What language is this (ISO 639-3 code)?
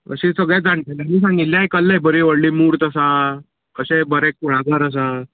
kok